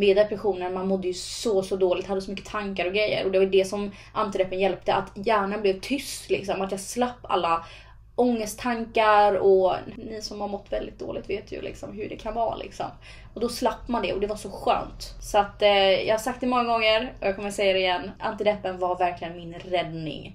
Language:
Swedish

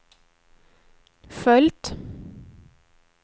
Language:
Swedish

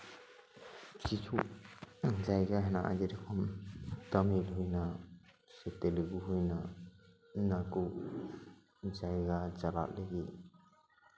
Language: Santali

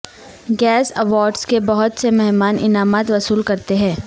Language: Urdu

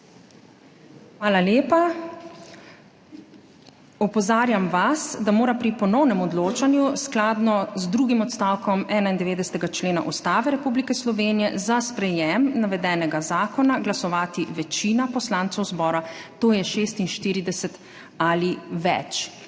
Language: Slovenian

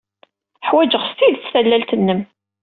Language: Kabyle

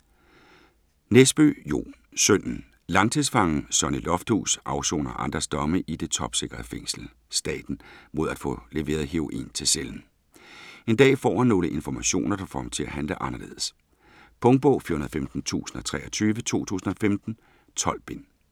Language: Danish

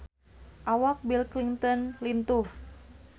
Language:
Sundanese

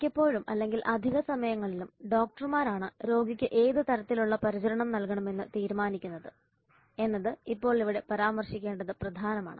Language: Malayalam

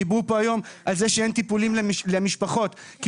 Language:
Hebrew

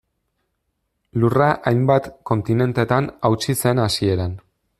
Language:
Basque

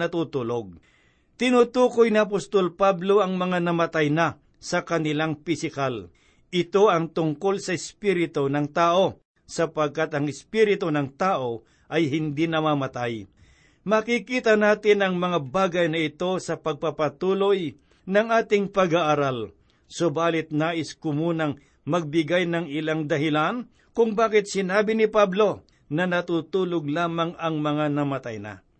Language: Filipino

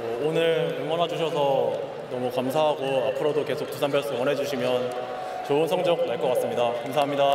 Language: Korean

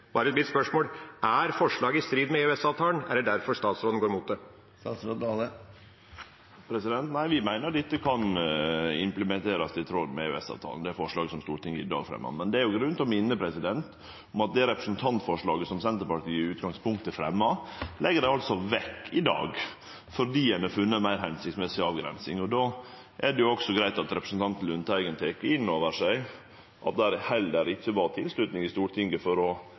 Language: Norwegian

